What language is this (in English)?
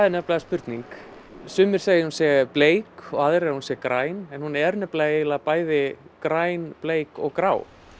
Icelandic